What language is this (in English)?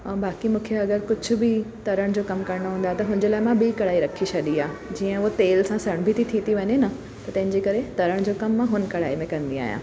Sindhi